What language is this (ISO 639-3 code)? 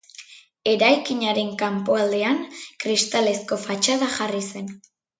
eus